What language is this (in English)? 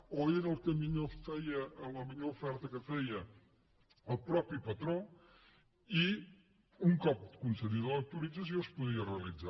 Catalan